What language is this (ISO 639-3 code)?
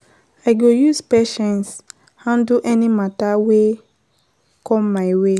pcm